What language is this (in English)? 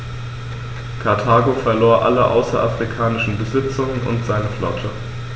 German